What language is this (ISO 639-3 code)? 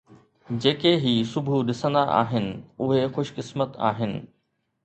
snd